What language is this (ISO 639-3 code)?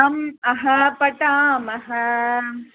san